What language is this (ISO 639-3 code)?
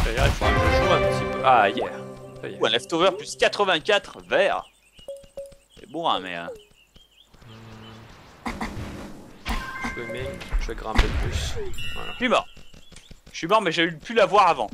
fra